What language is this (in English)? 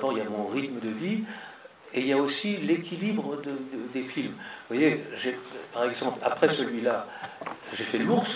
French